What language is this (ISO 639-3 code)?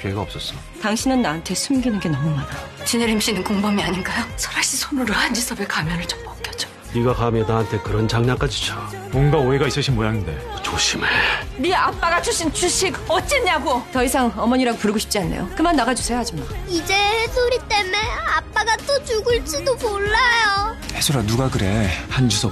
kor